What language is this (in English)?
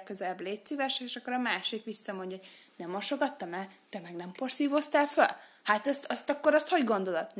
Hungarian